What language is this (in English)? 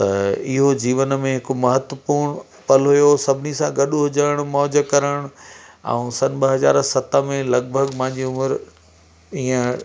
Sindhi